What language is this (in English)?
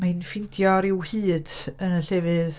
Welsh